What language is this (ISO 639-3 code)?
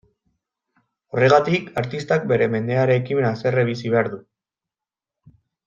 eus